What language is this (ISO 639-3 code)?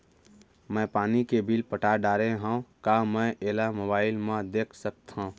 hne